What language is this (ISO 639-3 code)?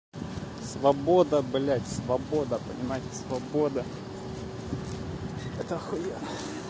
rus